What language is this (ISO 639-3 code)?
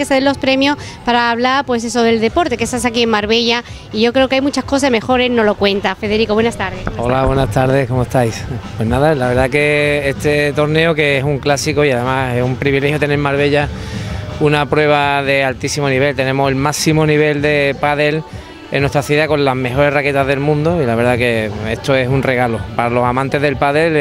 spa